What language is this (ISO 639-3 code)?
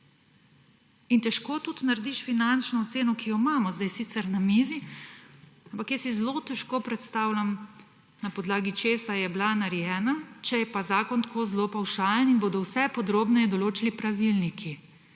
slv